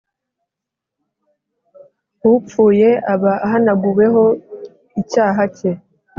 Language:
Kinyarwanda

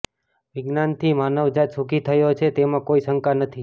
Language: Gujarati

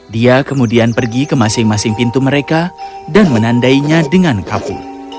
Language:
Indonesian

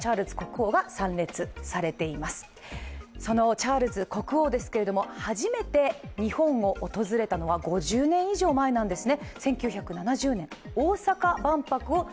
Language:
Japanese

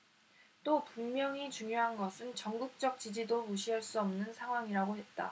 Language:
Korean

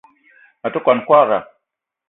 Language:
Eton (Cameroon)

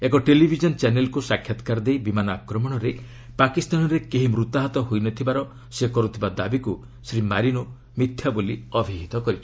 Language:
Odia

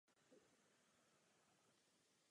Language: Czech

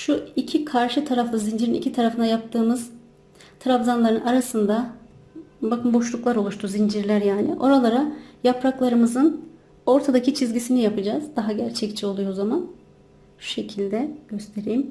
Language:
Turkish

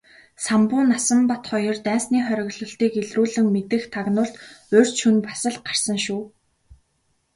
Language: Mongolian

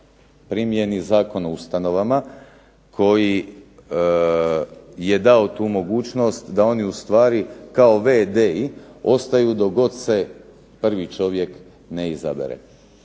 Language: Croatian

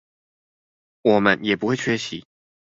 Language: Chinese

